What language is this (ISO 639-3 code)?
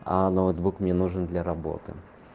rus